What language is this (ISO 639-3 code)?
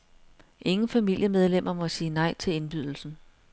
dan